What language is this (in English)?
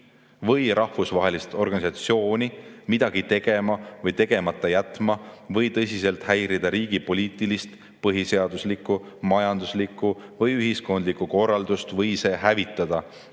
Estonian